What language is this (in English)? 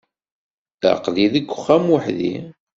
Kabyle